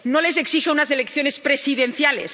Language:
Spanish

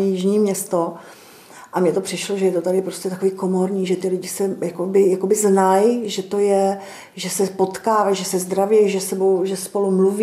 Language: Czech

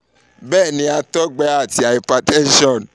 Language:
Yoruba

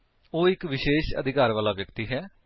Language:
Punjabi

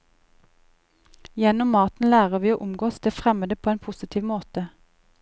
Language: Norwegian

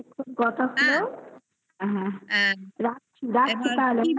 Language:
Bangla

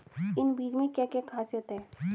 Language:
Hindi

